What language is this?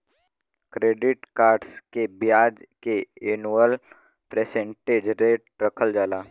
Bhojpuri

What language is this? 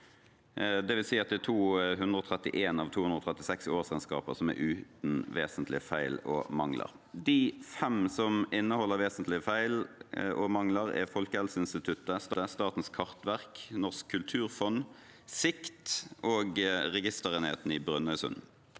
Norwegian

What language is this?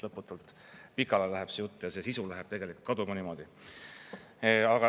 Estonian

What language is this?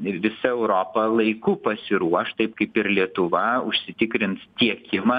Lithuanian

